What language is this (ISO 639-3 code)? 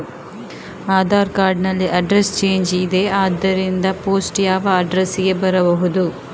kan